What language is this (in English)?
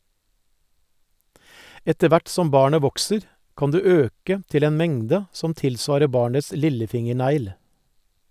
Norwegian